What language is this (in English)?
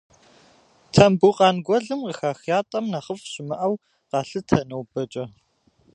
Kabardian